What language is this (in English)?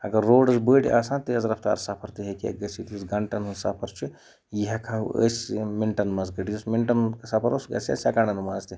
Kashmiri